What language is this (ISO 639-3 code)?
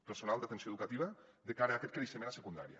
cat